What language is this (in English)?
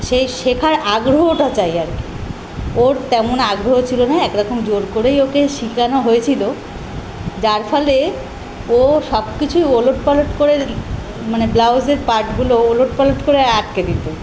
Bangla